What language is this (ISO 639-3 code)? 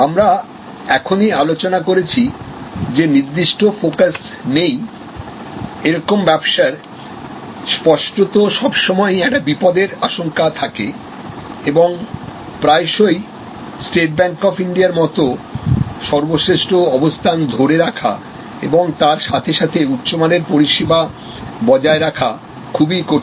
ben